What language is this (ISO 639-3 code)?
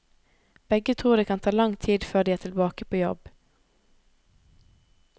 nor